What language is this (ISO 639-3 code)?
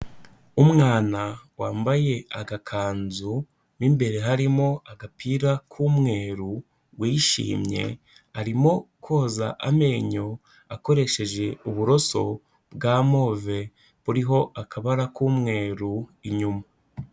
kin